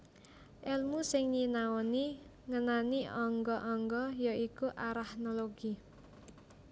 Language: Javanese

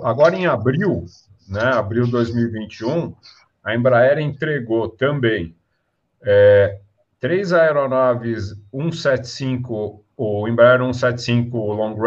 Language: Portuguese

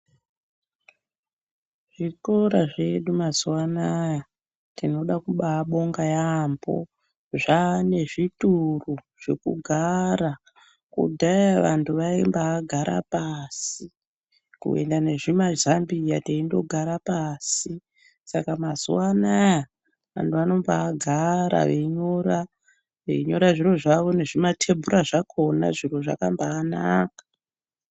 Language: Ndau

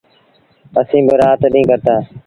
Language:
Sindhi Bhil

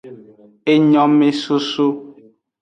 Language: Aja (Benin)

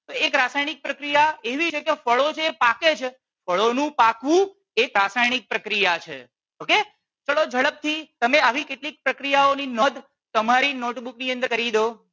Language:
Gujarati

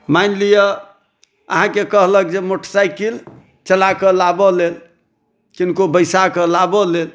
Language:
Maithili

